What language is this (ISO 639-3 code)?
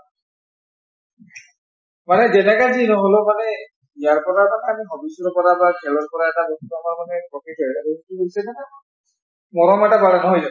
asm